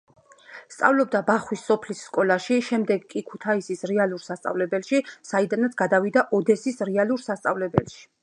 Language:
Georgian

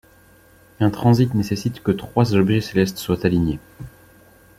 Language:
French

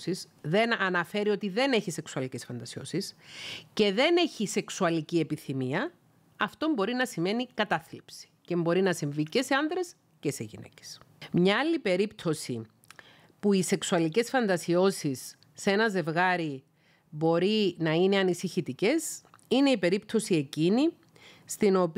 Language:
Greek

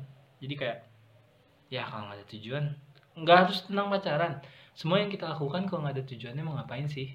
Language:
Indonesian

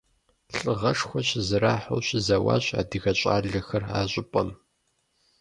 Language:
Kabardian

